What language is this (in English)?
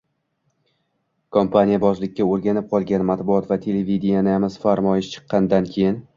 Uzbek